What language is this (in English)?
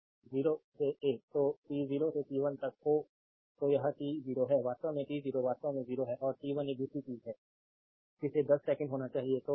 Hindi